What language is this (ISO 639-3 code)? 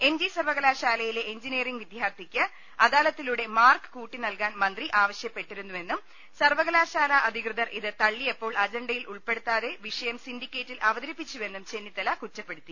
mal